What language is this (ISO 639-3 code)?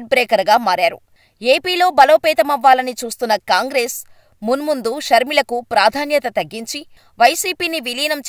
tel